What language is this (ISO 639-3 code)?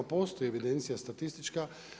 hrv